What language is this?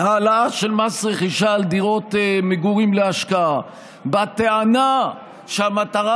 Hebrew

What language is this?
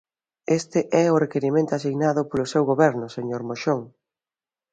Galician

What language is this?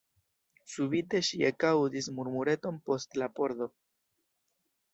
Esperanto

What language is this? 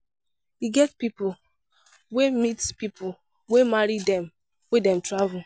Nigerian Pidgin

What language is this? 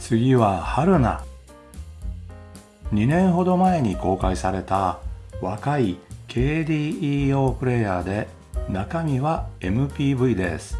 Japanese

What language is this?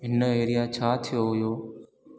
Sindhi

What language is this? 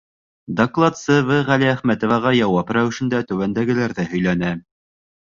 Bashkir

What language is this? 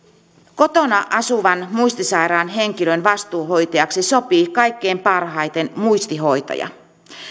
Finnish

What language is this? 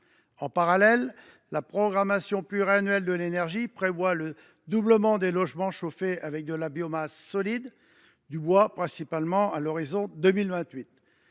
French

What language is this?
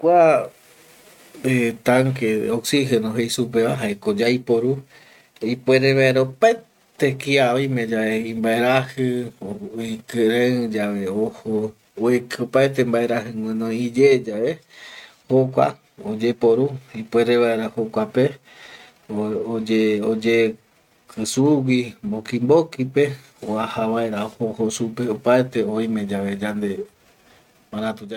Eastern Bolivian Guaraní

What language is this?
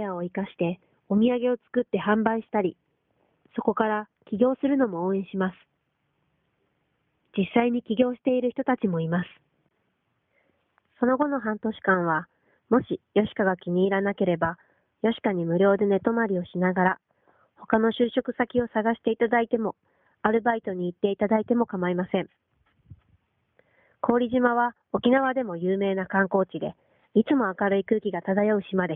Japanese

